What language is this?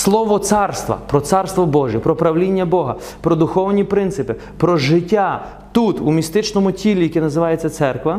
Ukrainian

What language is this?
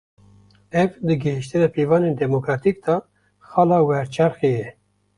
Kurdish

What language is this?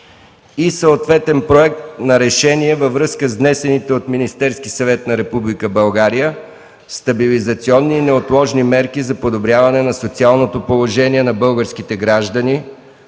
Bulgarian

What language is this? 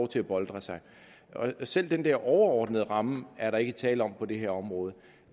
Danish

